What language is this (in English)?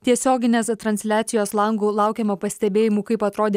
Lithuanian